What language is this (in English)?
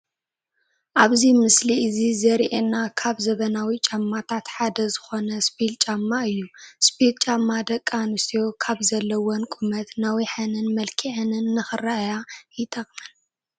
Tigrinya